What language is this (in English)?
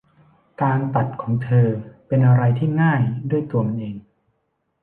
Thai